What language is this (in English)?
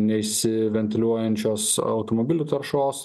Lithuanian